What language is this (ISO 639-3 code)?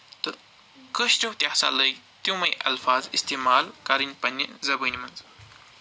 kas